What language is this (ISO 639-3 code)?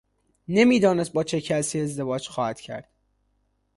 fas